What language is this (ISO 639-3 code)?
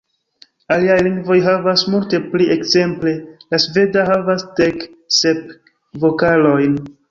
epo